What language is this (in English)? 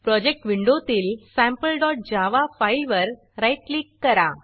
Marathi